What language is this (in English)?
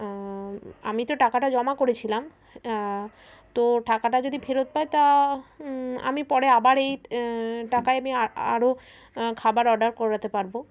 Bangla